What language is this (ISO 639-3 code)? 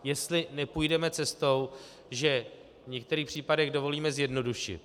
ces